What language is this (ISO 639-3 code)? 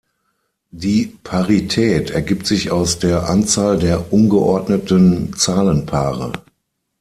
deu